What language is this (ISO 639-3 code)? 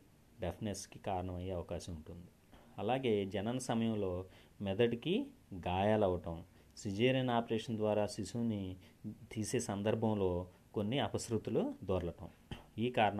tel